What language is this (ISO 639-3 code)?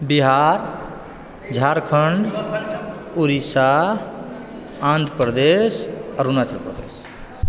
mai